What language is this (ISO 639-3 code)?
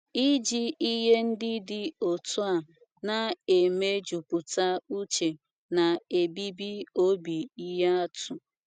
ibo